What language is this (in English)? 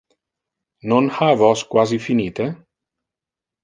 Interlingua